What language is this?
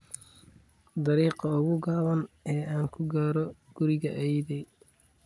Somali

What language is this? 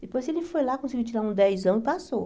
Portuguese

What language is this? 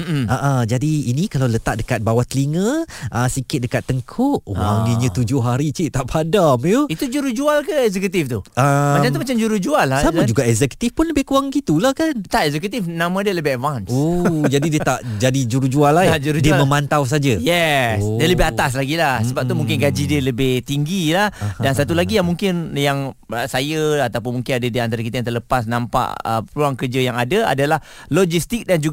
Malay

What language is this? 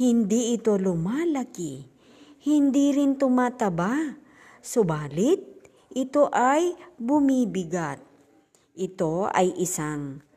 Filipino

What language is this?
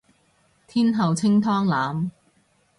Cantonese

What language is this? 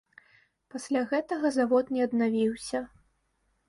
Belarusian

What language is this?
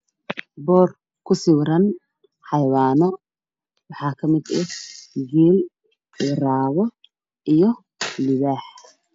Somali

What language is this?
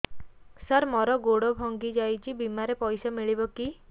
Odia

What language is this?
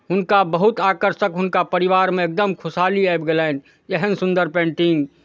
Maithili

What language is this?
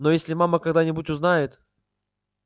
Russian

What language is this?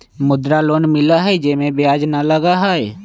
Magahi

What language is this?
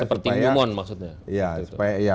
Indonesian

